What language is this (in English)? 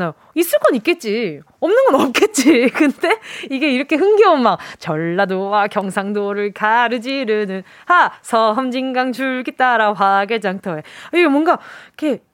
Korean